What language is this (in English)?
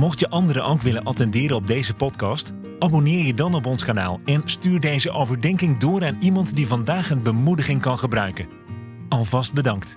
Dutch